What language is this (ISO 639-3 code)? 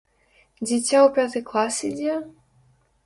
bel